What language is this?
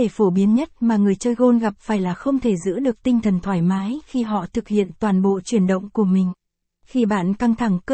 Vietnamese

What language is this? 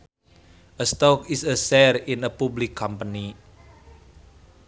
Sundanese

